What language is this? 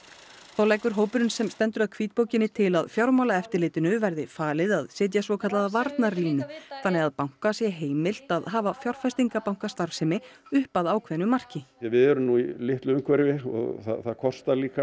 Icelandic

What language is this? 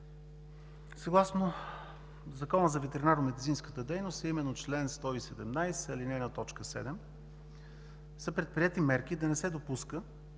Bulgarian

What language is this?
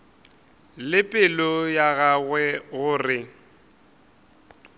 Northern Sotho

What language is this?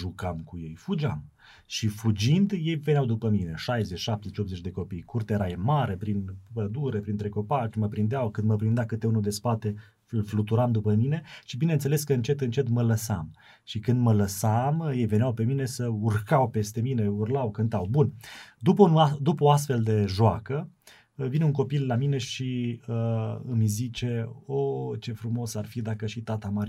Romanian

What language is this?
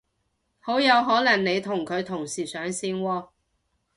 Cantonese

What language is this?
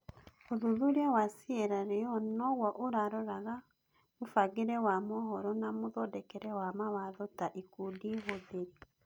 Kikuyu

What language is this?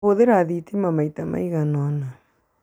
Kikuyu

